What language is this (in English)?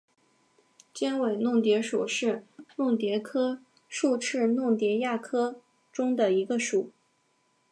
Chinese